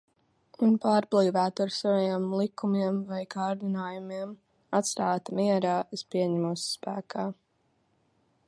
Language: Latvian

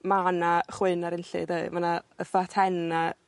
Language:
Welsh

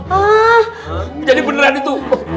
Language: Indonesian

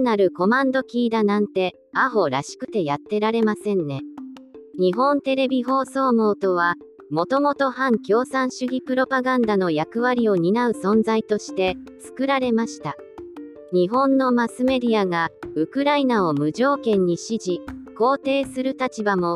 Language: Japanese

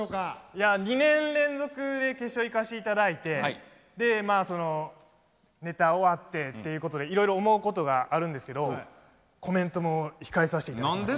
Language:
Japanese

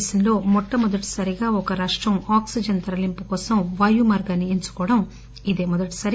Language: Telugu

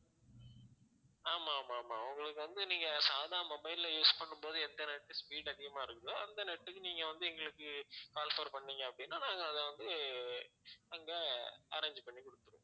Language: Tamil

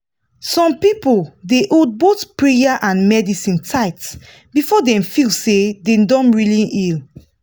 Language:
Nigerian Pidgin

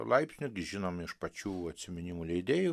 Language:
Lithuanian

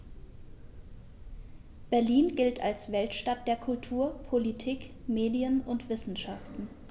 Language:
German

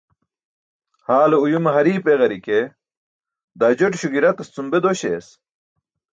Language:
Burushaski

